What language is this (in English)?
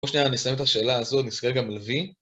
Hebrew